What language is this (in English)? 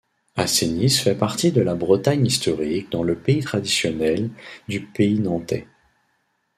French